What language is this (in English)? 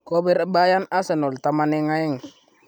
Kalenjin